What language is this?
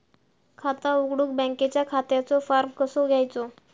Marathi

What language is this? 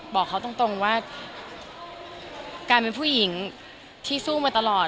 Thai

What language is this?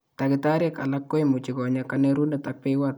Kalenjin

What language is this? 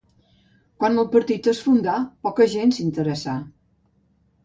Catalan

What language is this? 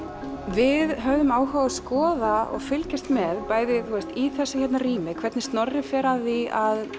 Icelandic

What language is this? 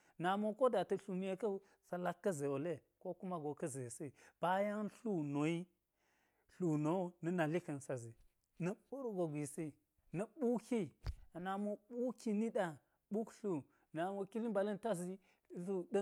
Geji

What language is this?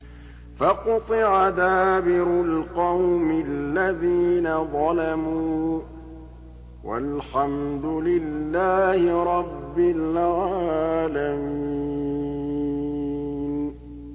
Arabic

